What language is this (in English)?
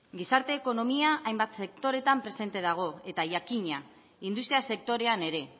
Basque